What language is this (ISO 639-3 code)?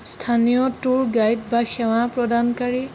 asm